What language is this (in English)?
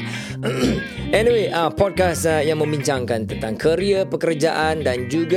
Malay